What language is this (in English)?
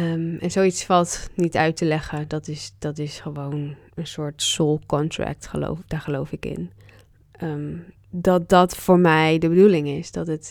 Dutch